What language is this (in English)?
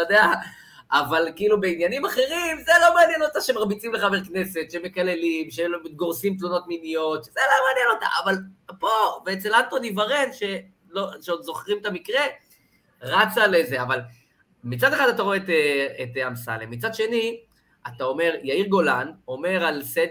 Hebrew